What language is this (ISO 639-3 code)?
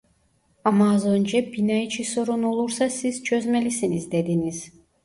tur